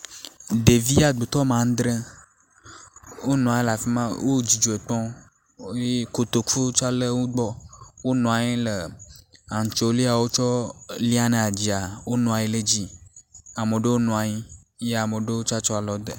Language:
Ewe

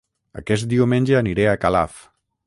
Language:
Catalan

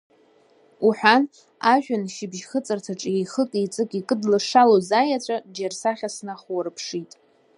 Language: Abkhazian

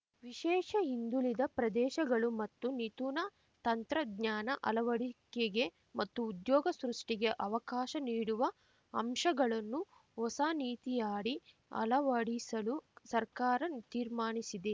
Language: Kannada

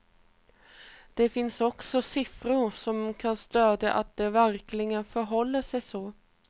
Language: Swedish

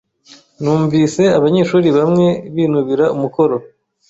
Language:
Kinyarwanda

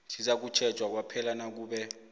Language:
South Ndebele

